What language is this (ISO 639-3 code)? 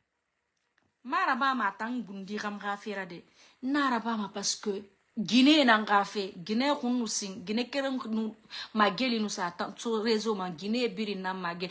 fra